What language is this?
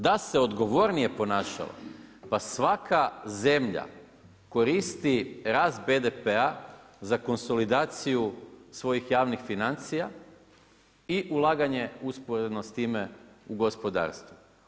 Croatian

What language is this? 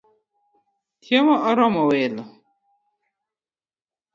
Luo (Kenya and Tanzania)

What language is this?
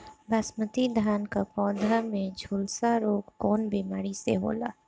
Bhojpuri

